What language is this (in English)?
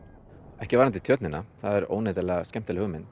Icelandic